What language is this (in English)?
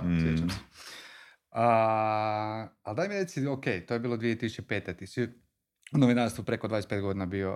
Croatian